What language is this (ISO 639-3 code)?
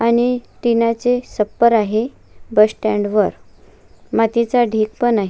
mar